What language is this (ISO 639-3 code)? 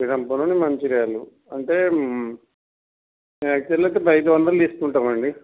tel